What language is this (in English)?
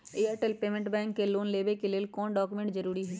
Magahi